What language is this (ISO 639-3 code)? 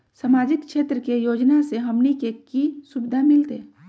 mag